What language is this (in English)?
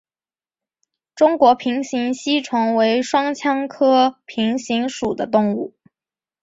Chinese